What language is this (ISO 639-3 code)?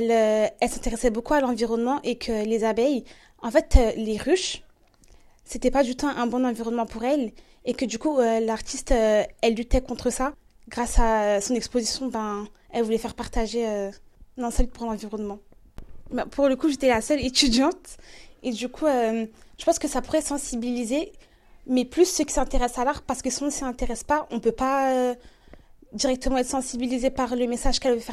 fra